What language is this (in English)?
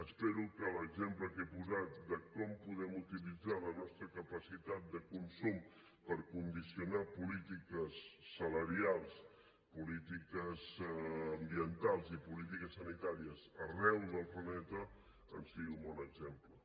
Catalan